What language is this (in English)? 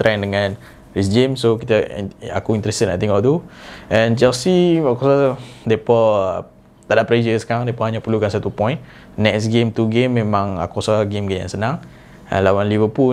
Malay